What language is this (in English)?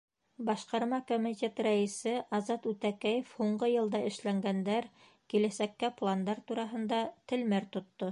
Bashkir